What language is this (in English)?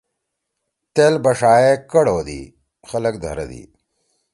Torwali